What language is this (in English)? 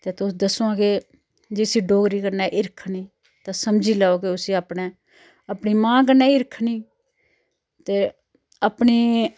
Dogri